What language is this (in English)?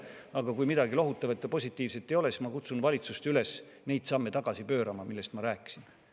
Estonian